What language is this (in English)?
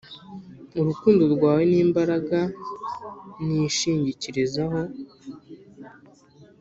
Kinyarwanda